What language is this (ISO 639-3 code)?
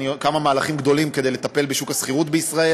heb